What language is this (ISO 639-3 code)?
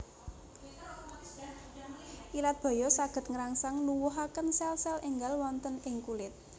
jav